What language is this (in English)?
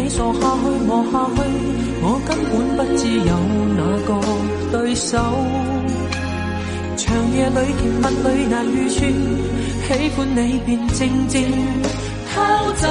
Chinese